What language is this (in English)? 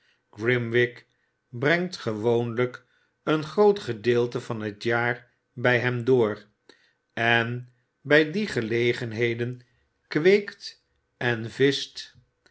Dutch